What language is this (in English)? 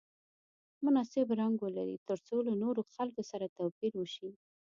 Pashto